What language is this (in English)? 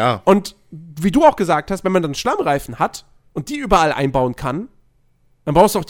German